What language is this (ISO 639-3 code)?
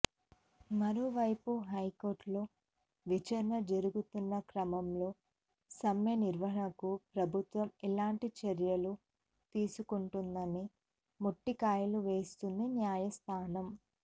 tel